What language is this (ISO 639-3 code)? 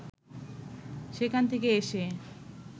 ben